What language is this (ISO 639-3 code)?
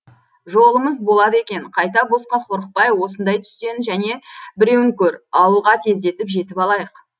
kaz